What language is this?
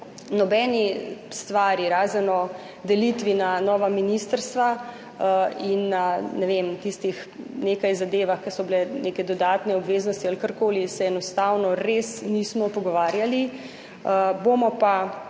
Slovenian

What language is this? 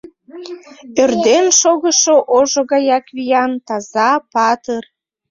Mari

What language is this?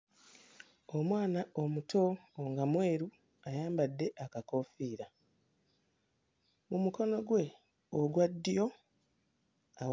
Ganda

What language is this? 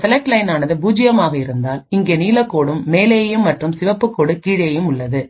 Tamil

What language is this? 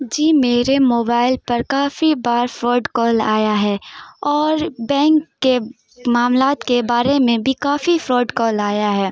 Urdu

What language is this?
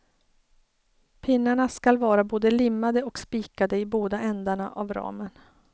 Swedish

